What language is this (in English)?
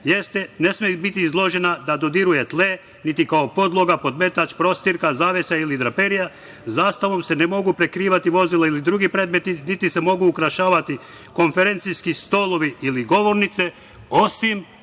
Serbian